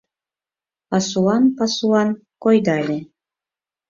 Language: Mari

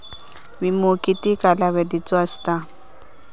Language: Marathi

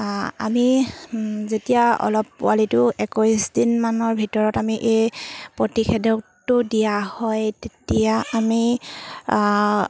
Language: Assamese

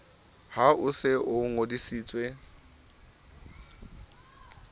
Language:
Southern Sotho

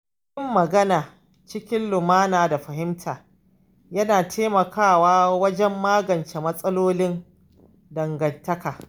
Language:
Hausa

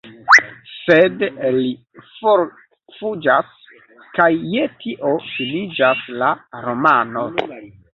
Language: Esperanto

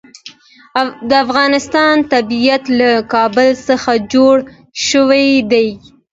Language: Pashto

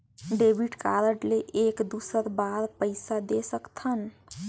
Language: Chhattisgarhi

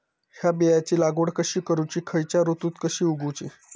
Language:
Marathi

